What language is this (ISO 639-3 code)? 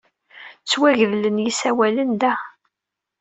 kab